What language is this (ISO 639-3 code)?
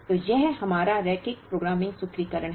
hin